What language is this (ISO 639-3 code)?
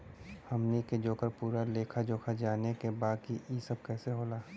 bho